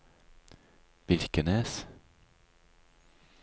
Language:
Norwegian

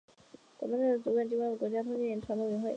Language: Chinese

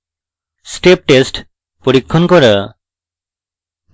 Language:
Bangla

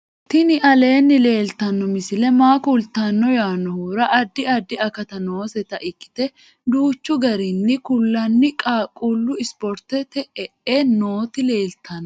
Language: Sidamo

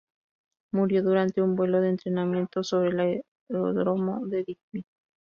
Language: Spanish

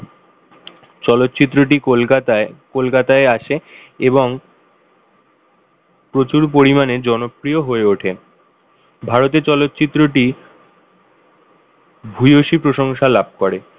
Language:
Bangla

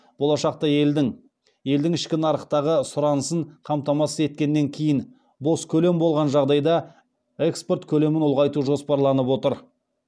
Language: Kazakh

